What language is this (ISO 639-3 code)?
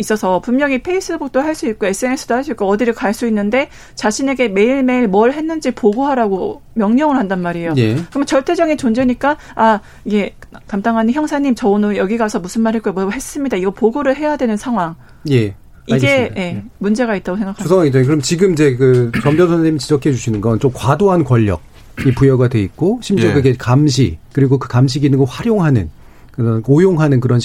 kor